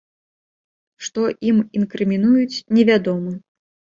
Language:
Belarusian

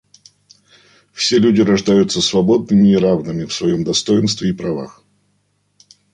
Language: Russian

